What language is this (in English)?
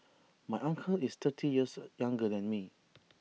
English